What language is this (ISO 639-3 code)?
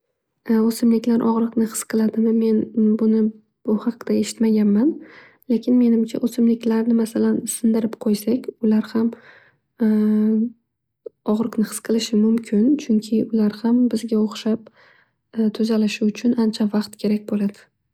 uzb